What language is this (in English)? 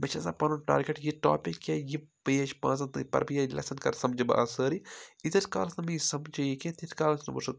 Kashmiri